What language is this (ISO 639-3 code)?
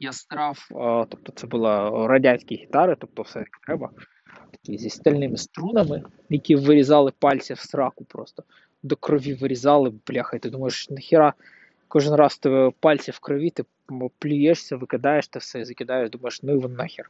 ukr